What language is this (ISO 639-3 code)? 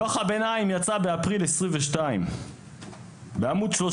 heb